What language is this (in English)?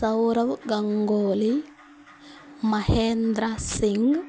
Telugu